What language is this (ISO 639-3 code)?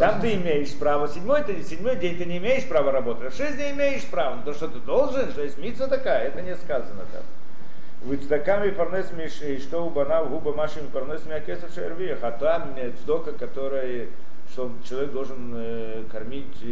rus